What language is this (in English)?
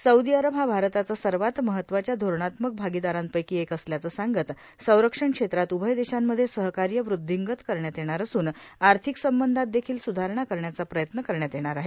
Marathi